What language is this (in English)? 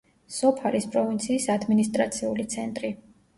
Georgian